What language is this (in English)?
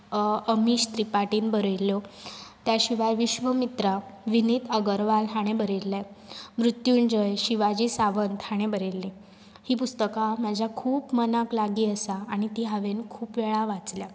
Konkani